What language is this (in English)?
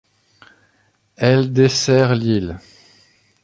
French